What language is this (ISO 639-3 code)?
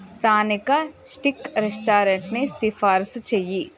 tel